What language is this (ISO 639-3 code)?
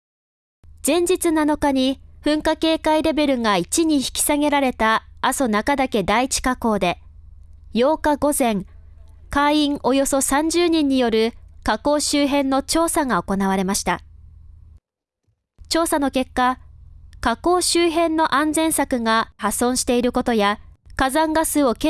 jpn